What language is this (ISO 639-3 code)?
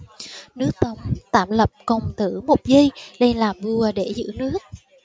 vie